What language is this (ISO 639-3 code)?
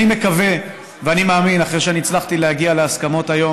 heb